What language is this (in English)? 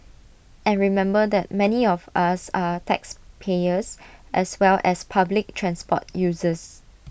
English